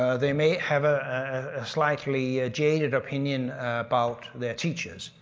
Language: English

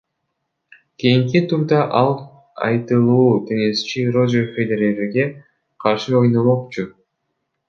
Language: Kyrgyz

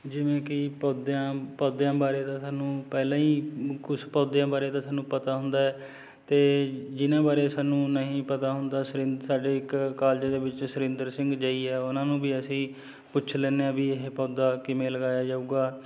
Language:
Punjabi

